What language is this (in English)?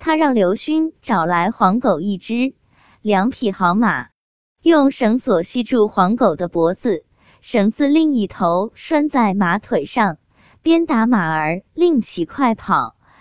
Chinese